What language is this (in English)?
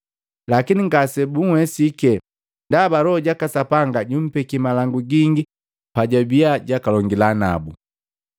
Matengo